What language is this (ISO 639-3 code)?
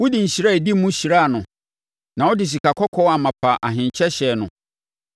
aka